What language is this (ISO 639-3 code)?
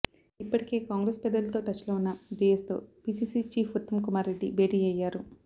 tel